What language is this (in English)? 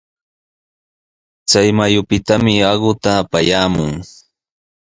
Sihuas Ancash Quechua